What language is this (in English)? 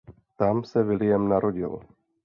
Czech